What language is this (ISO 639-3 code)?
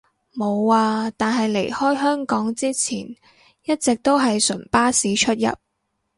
yue